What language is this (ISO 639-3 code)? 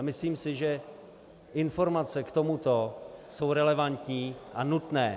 ces